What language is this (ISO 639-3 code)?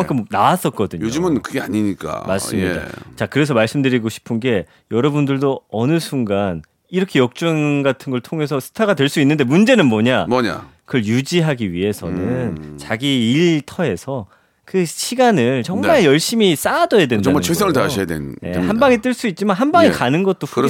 kor